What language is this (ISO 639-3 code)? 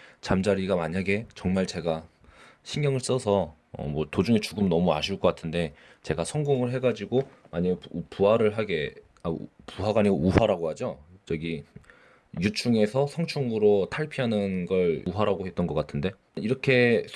kor